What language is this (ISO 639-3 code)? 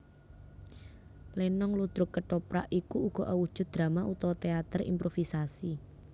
jav